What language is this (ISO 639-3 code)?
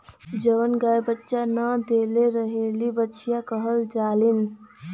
bho